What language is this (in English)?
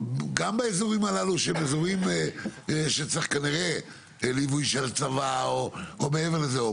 Hebrew